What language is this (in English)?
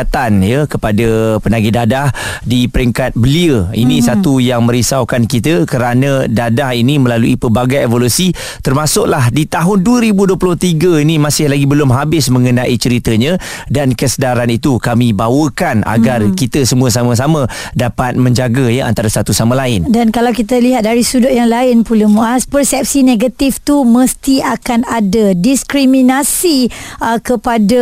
Malay